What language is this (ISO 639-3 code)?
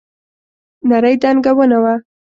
pus